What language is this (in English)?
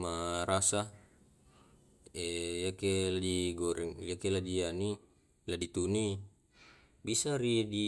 Tae'